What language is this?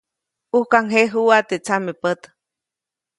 Copainalá Zoque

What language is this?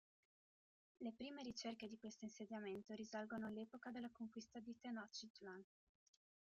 Italian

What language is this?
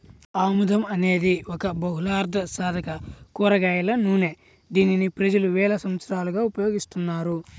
Telugu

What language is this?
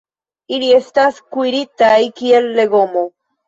Esperanto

